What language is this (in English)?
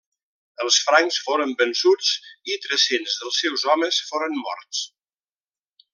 Catalan